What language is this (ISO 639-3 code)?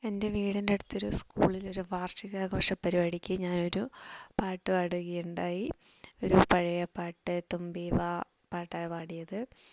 mal